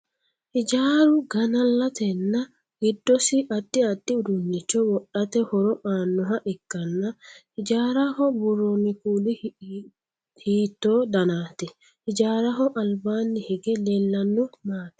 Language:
Sidamo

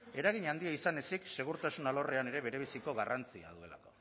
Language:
Basque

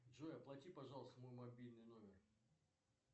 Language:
Russian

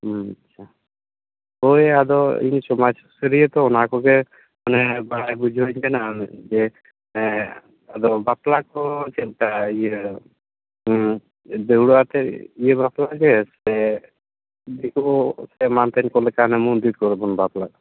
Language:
Santali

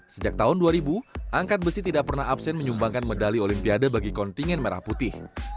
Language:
Indonesian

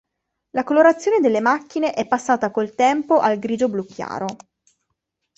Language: Italian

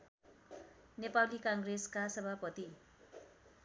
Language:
Nepali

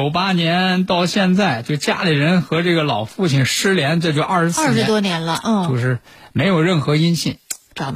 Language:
Chinese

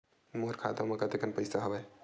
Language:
Chhattisgarhi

